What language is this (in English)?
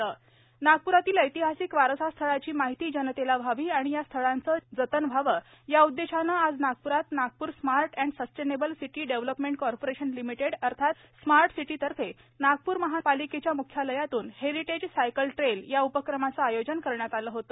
Marathi